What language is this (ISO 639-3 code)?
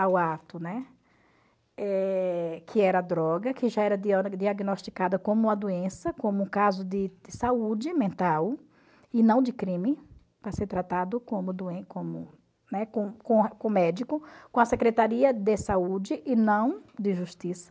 por